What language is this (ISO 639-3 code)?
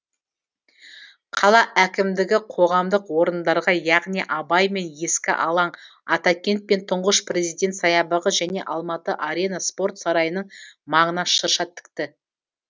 kaz